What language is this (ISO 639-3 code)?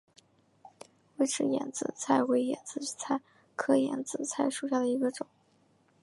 zho